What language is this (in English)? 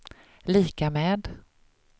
Swedish